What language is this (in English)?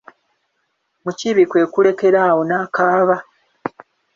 Ganda